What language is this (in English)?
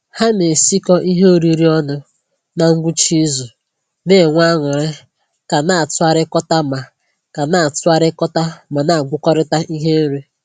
Igbo